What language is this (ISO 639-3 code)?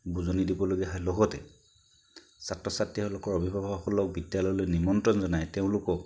asm